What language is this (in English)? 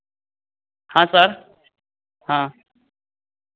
Hindi